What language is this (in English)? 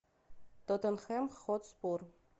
Russian